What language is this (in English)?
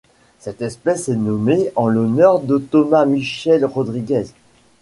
French